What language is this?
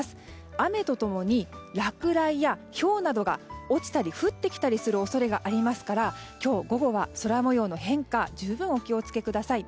Japanese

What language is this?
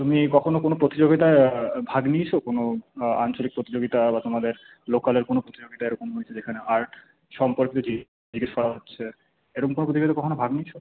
Bangla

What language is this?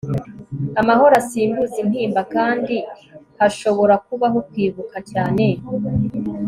Kinyarwanda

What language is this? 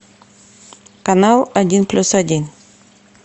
Russian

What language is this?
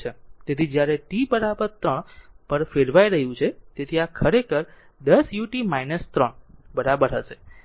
Gujarati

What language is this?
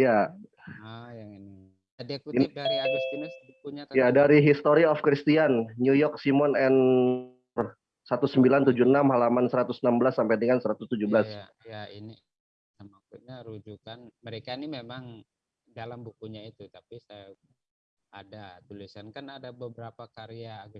Indonesian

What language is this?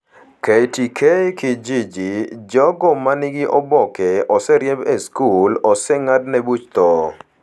Luo (Kenya and Tanzania)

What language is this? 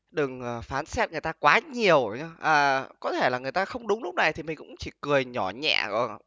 Vietnamese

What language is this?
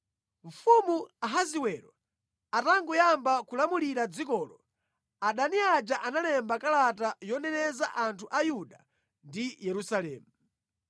Nyanja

